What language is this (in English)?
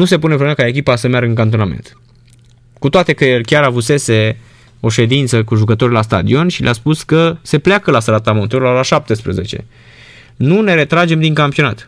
Romanian